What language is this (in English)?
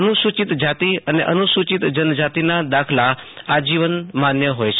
Gujarati